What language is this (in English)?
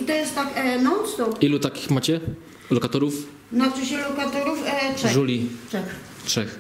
Polish